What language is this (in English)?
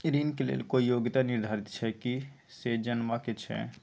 Maithili